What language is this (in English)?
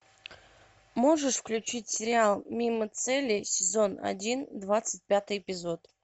Russian